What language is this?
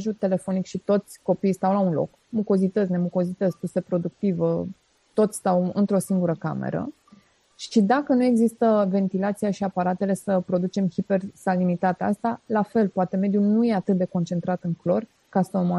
Romanian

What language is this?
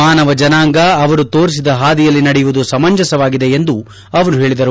Kannada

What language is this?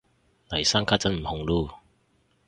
Cantonese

